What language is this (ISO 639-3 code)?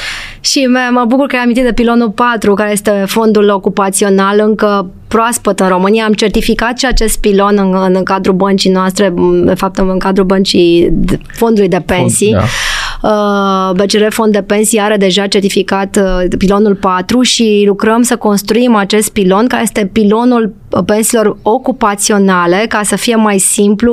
ron